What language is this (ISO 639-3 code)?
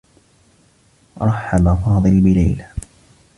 ara